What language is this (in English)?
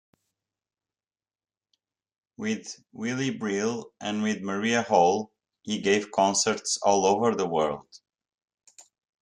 English